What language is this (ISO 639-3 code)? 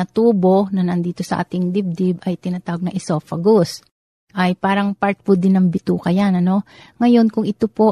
fil